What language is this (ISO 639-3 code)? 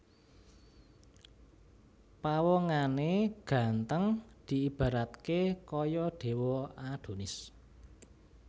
jav